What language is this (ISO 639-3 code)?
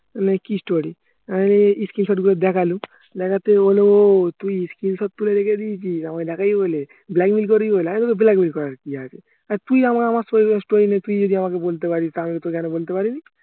ben